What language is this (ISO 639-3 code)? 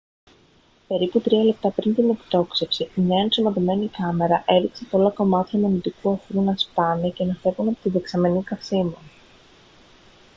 ell